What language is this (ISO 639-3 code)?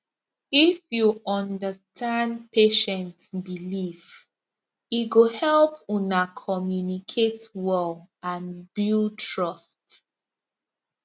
pcm